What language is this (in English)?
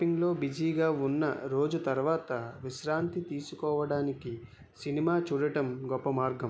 Telugu